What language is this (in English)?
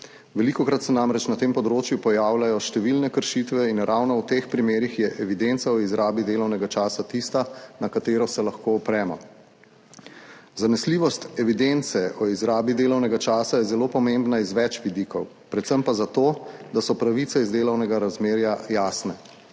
Slovenian